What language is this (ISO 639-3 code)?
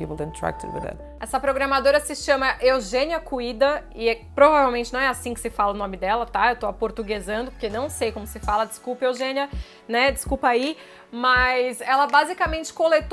por